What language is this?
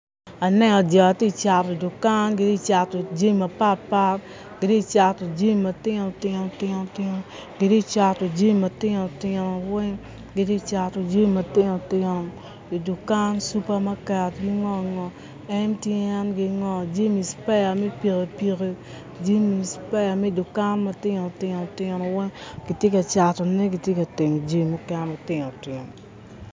Acoli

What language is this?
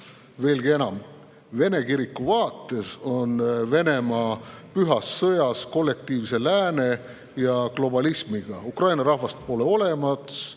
Estonian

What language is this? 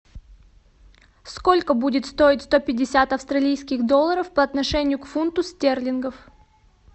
Russian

